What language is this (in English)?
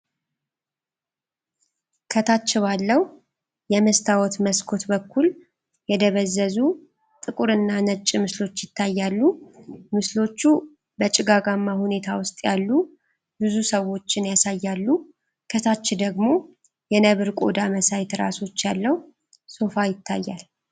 Amharic